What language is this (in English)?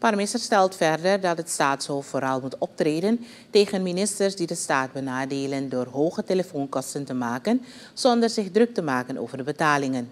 Dutch